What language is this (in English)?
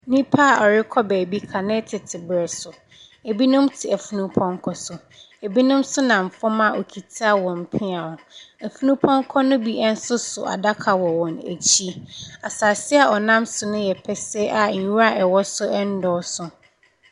Akan